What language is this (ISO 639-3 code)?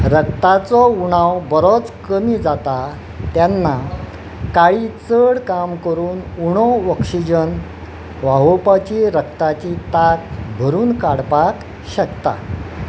kok